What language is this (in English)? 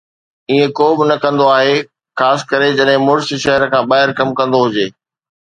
Sindhi